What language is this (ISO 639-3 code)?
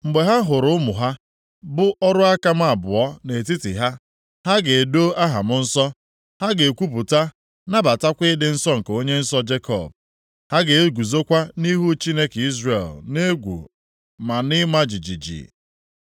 ibo